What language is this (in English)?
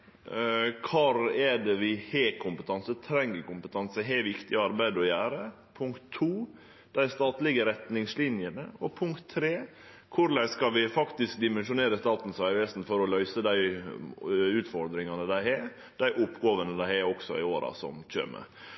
Norwegian Nynorsk